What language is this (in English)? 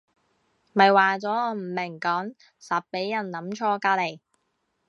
Cantonese